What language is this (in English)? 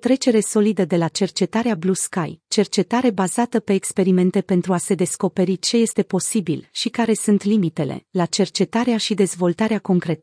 Romanian